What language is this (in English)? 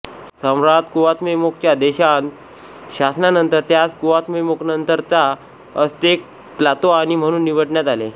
Marathi